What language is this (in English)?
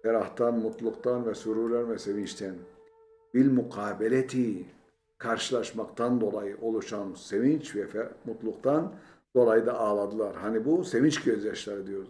Turkish